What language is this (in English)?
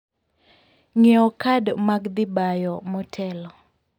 Luo (Kenya and Tanzania)